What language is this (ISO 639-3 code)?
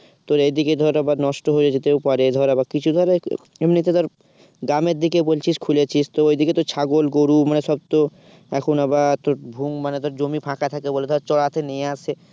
ben